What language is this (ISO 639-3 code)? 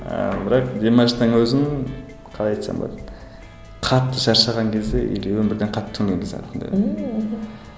kaz